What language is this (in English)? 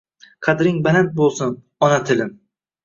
Uzbek